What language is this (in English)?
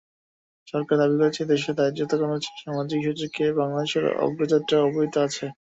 Bangla